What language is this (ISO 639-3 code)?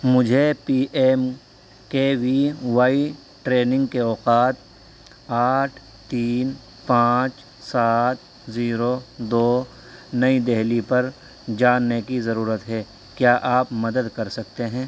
urd